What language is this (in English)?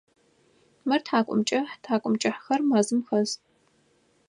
Adyghe